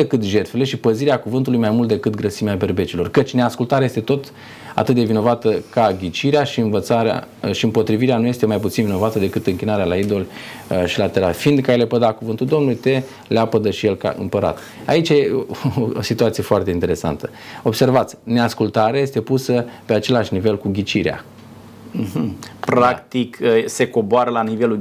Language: Romanian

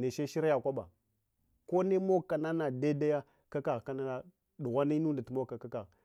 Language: Hwana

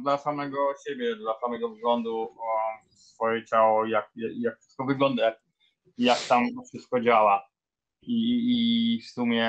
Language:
Polish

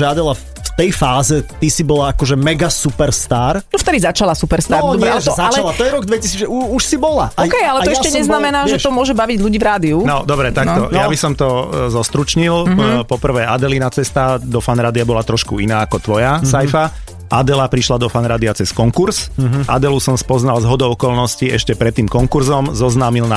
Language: Slovak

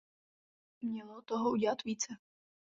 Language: Czech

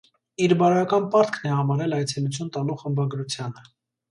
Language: Armenian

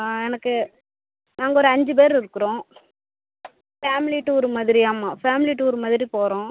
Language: Tamil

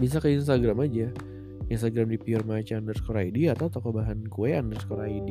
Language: Indonesian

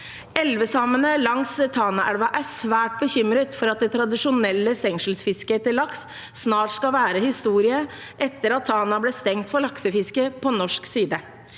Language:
Norwegian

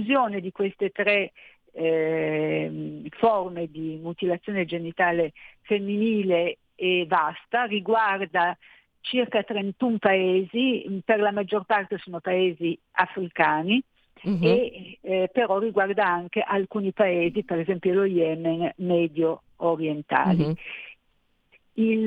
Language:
Italian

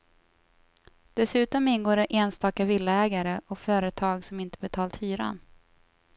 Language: Swedish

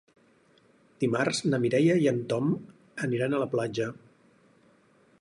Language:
Catalan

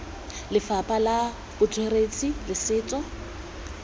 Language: Tswana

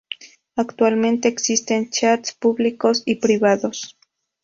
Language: Spanish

